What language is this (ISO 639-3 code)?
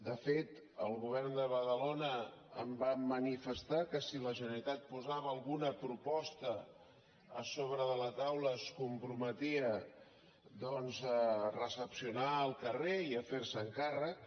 cat